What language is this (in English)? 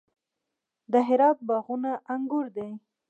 Pashto